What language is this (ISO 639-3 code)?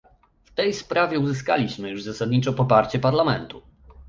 pol